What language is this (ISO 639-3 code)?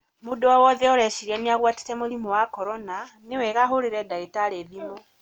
kik